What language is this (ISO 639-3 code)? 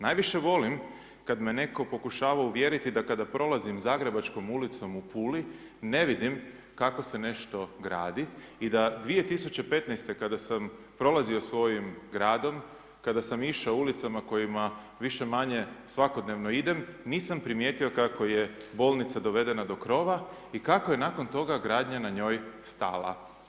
hrv